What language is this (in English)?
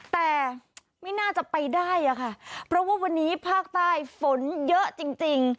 Thai